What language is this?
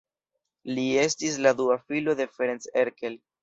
Esperanto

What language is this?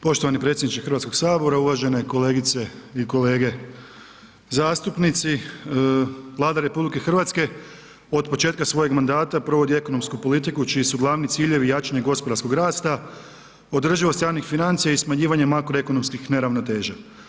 Croatian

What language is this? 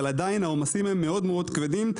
Hebrew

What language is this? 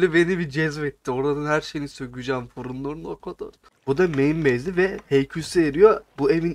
Turkish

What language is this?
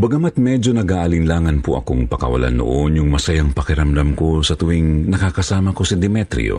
Filipino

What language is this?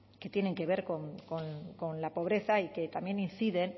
Spanish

